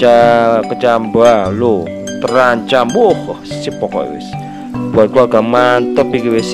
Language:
Indonesian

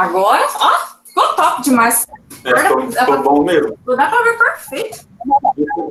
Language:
Portuguese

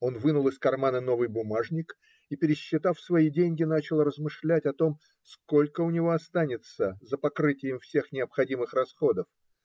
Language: Russian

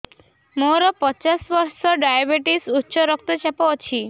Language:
Odia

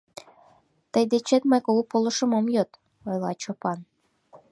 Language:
Mari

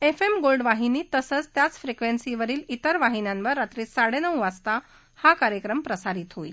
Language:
Marathi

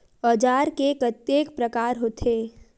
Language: Chhattisgarhi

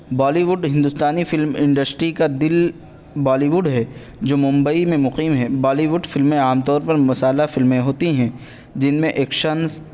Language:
Urdu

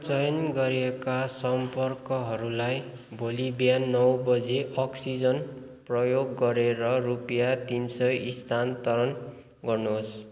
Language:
Nepali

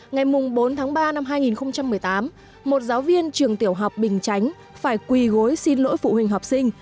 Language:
Vietnamese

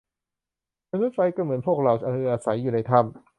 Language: Thai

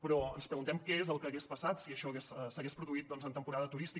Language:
Catalan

